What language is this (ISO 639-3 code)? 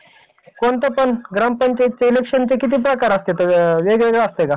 mar